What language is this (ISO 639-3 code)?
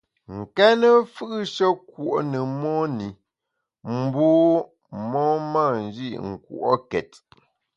bax